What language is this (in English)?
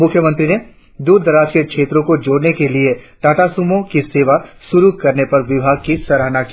Hindi